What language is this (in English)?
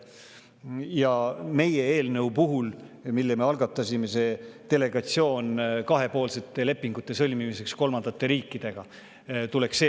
Estonian